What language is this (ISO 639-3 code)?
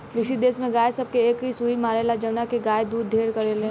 bho